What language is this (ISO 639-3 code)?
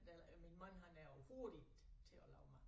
dan